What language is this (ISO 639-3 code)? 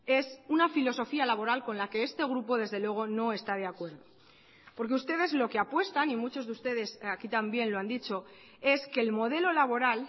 spa